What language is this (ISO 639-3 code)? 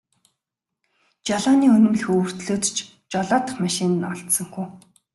mon